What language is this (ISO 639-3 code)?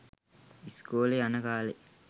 sin